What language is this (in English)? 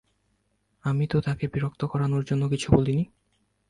Bangla